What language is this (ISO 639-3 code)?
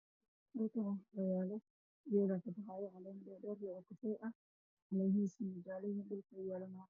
som